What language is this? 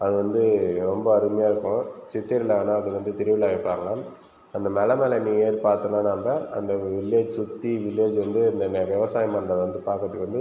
Tamil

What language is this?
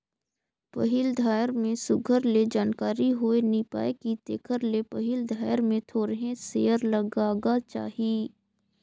Chhattisgarhi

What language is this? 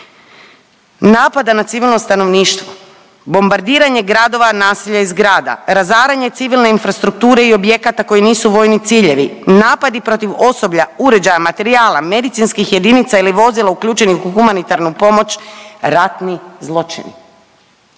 Croatian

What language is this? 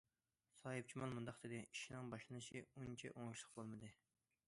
Uyghur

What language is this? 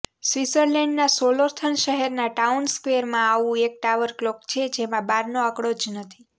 Gujarati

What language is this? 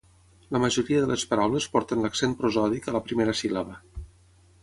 Catalan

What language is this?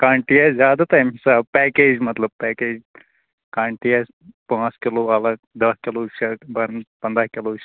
Kashmiri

